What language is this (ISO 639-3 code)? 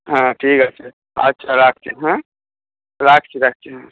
ben